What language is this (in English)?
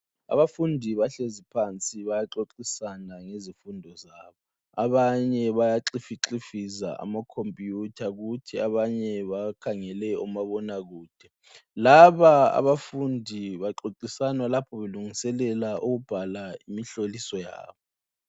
North Ndebele